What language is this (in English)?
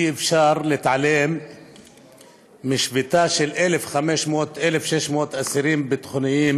Hebrew